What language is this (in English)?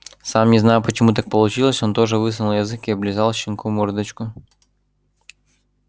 Russian